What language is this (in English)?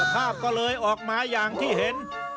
Thai